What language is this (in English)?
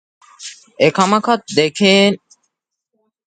Divehi